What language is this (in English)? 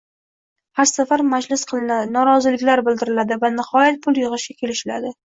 Uzbek